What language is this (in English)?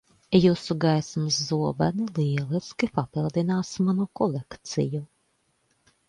Latvian